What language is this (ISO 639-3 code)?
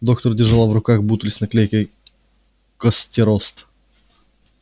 rus